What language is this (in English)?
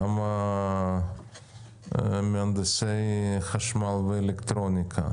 Hebrew